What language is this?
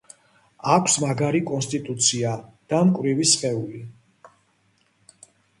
Georgian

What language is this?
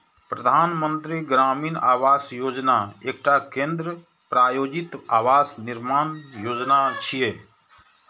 Maithili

